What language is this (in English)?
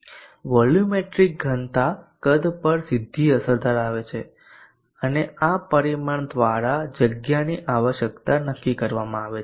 Gujarati